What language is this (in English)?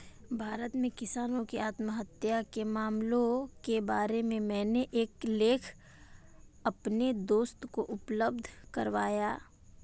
Hindi